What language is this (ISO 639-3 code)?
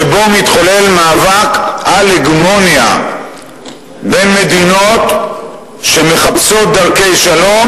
heb